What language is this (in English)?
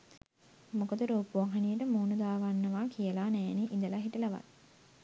Sinhala